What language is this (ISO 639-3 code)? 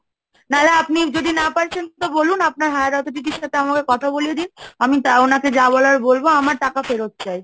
ben